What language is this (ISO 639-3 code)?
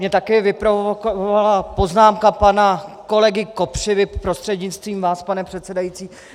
ces